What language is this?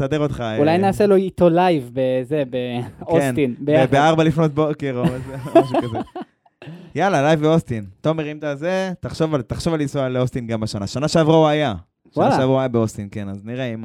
Hebrew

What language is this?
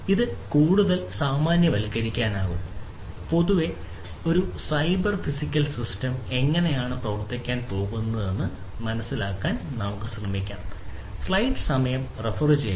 Malayalam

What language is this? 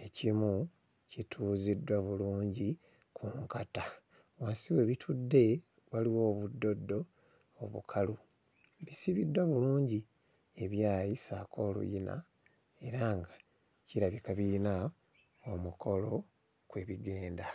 Ganda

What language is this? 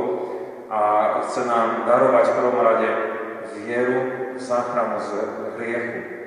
Slovak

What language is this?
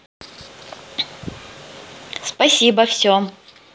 Russian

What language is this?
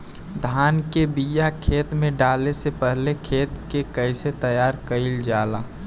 Bhojpuri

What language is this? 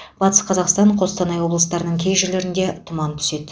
Kazakh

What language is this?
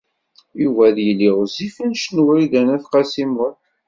Kabyle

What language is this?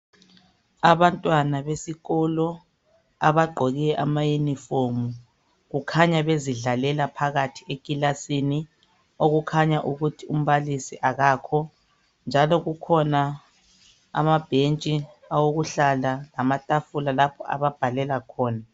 North Ndebele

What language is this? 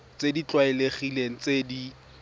Tswana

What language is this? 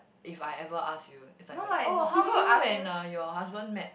English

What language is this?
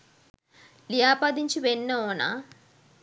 Sinhala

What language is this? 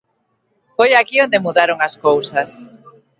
Galician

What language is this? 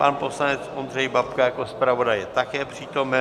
Czech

